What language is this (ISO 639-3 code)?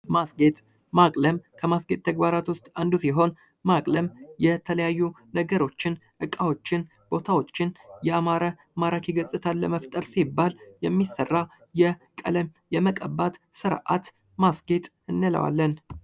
amh